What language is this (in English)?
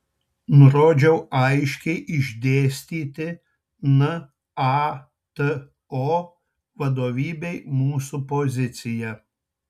Lithuanian